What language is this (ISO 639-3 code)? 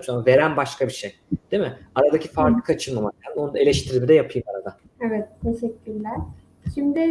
tur